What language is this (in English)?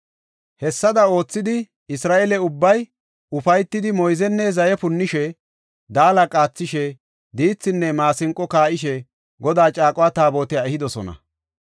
Gofa